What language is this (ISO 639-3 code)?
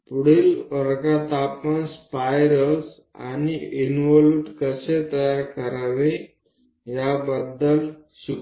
mar